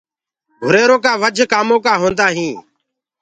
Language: Gurgula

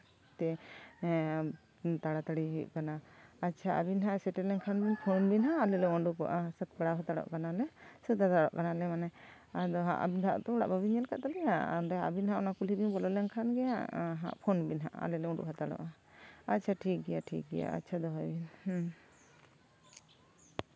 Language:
Santali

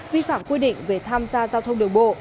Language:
Vietnamese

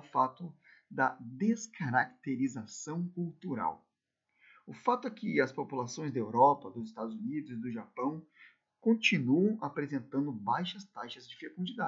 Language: Portuguese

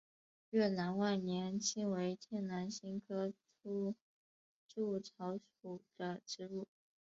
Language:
Chinese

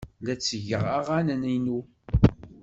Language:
Kabyle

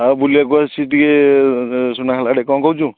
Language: Odia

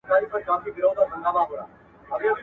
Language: Pashto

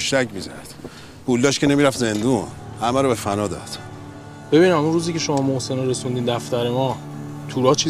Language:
Persian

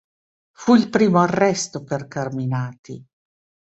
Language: Italian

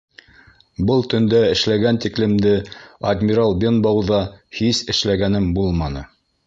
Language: Bashkir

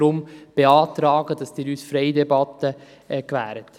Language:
Swiss German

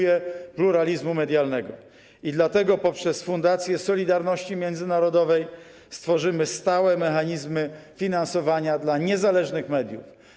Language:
Polish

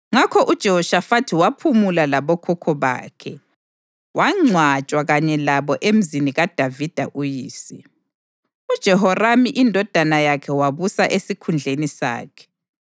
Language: North Ndebele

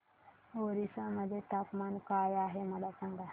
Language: Marathi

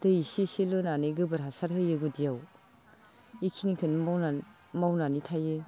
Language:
Bodo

